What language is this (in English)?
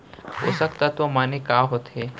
Chhattisgarhi